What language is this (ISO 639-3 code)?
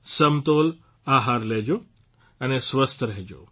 guj